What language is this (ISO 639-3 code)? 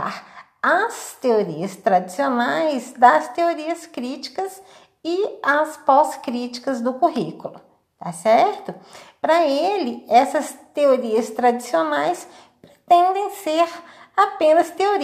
por